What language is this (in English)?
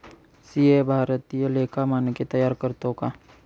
Marathi